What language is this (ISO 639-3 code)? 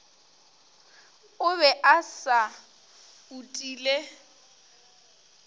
nso